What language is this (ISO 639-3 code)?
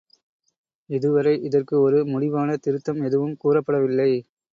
tam